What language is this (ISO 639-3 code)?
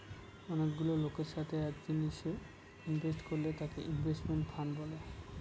ben